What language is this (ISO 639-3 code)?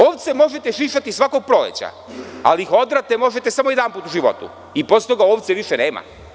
srp